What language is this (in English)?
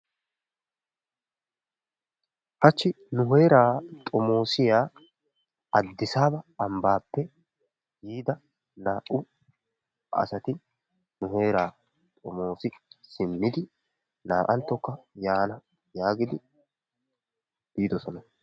Wolaytta